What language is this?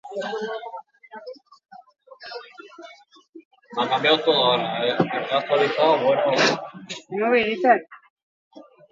Basque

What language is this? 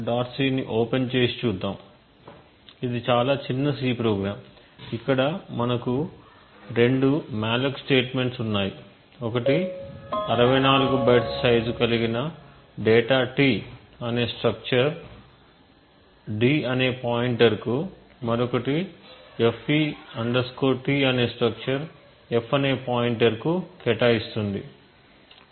Telugu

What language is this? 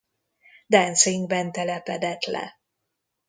Hungarian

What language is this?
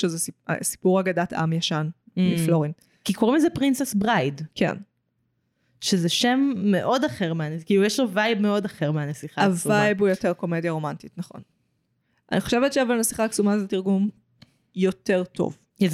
Hebrew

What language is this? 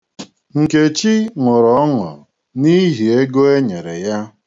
Igbo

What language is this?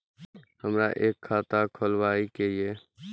Maithili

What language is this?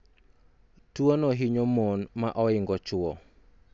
Luo (Kenya and Tanzania)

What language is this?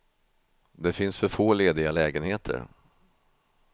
Swedish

